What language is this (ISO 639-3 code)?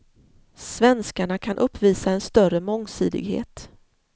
swe